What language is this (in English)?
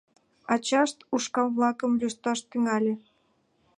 Mari